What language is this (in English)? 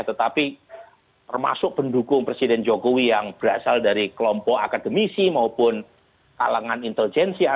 Indonesian